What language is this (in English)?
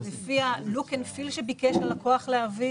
Hebrew